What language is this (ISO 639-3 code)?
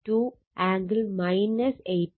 mal